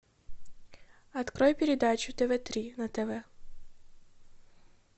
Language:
Russian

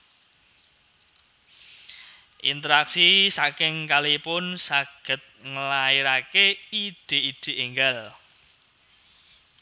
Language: Javanese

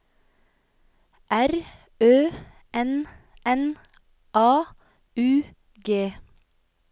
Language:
Norwegian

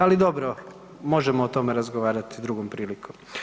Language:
Croatian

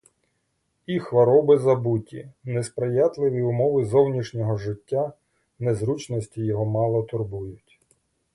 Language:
Ukrainian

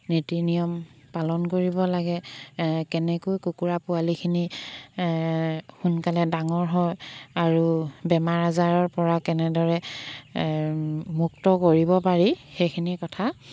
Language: Assamese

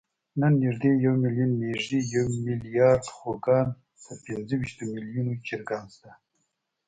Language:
Pashto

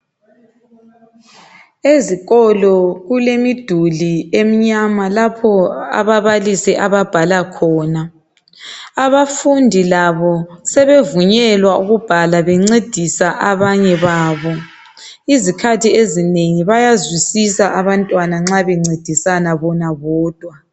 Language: North Ndebele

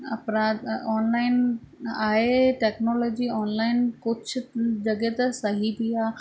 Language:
Sindhi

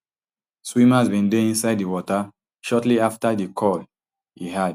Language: Nigerian Pidgin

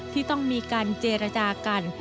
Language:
Thai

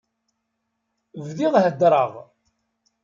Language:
Kabyle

